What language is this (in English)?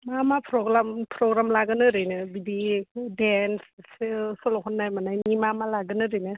Bodo